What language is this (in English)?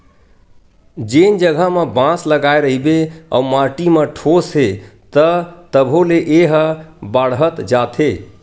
Chhattisgarhi